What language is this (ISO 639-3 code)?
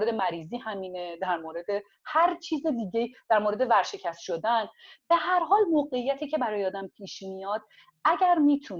fas